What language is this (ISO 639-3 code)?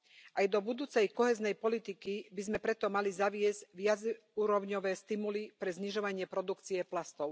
slk